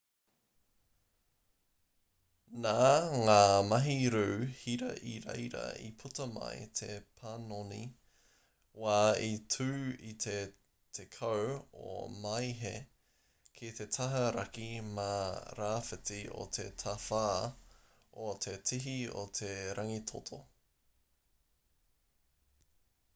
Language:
Māori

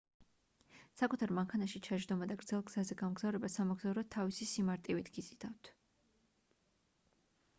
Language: Georgian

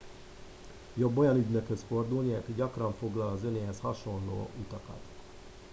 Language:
Hungarian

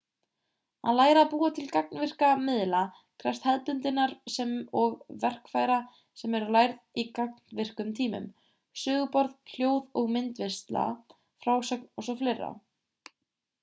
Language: Icelandic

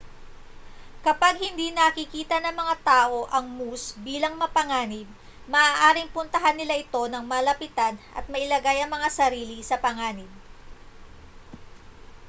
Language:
Filipino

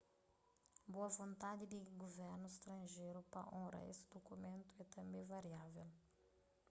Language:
Kabuverdianu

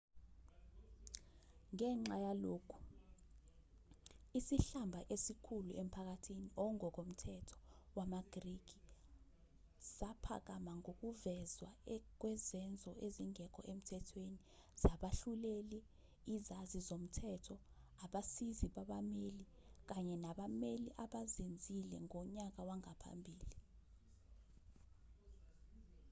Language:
Zulu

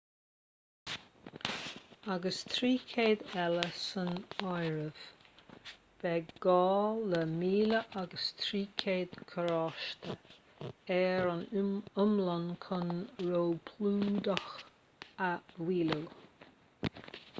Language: Irish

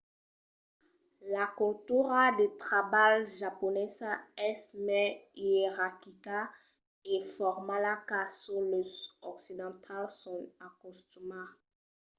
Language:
Occitan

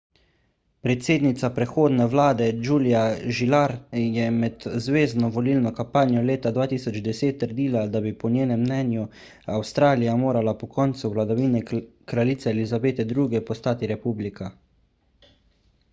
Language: Slovenian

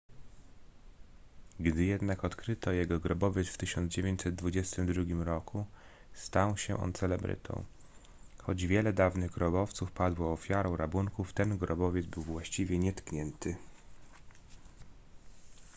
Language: Polish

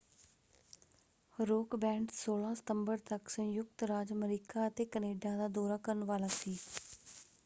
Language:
Punjabi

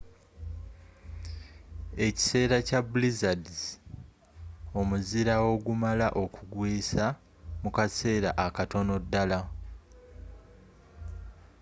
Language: Ganda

